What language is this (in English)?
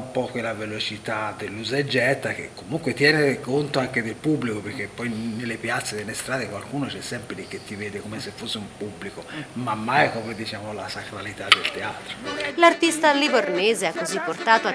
Italian